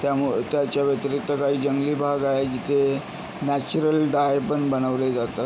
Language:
Marathi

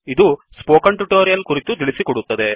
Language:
Kannada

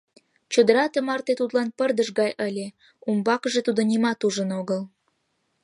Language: Mari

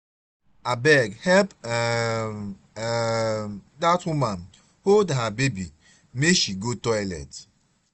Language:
Nigerian Pidgin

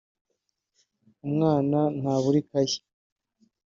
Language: Kinyarwanda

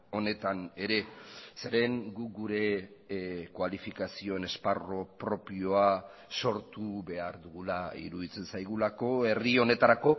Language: Basque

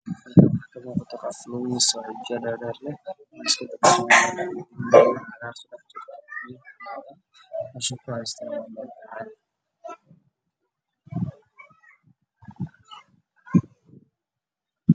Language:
Somali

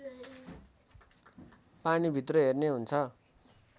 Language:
Nepali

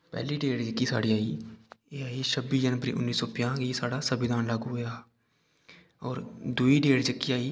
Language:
Dogri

